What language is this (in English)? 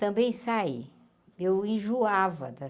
Portuguese